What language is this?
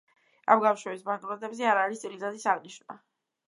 Georgian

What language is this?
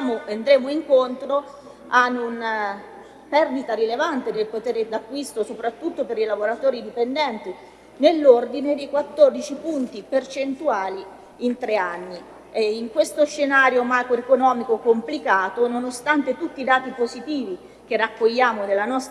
Italian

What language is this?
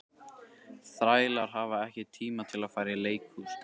Icelandic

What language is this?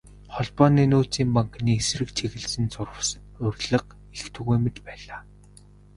Mongolian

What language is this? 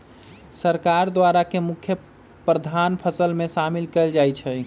Magahi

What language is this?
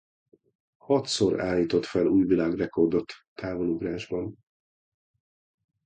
Hungarian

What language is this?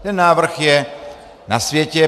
Czech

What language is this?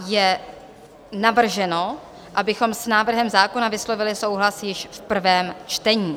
Czech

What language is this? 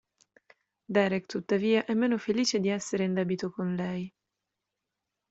Italian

